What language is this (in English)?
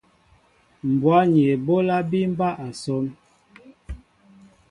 Mbo (Cameroon)